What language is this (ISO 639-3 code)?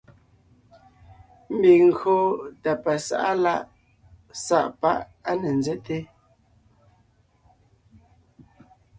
nnh